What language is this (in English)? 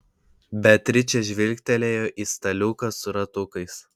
Lithuanian